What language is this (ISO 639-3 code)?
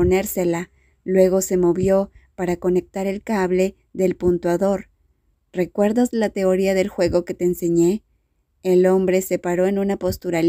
spa